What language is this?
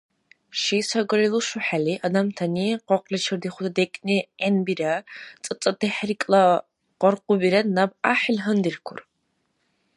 Dargwa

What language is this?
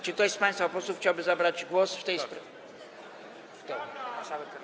Polish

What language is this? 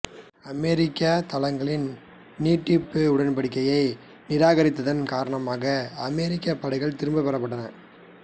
Tamil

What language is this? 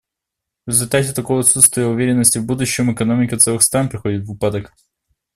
Russian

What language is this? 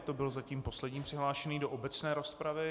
Czech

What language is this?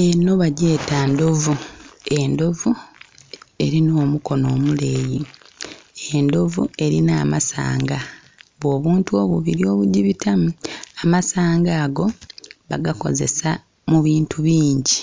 Soga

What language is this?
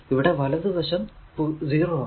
Malayalam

